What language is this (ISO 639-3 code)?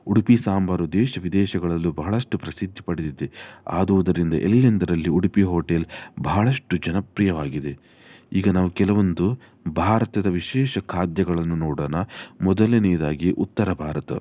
kan